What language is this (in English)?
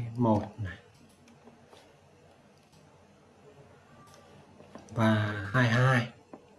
Vietnamese